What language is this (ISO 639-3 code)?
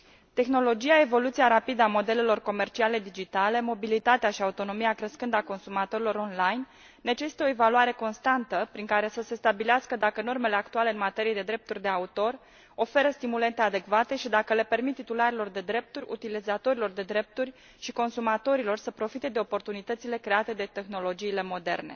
ron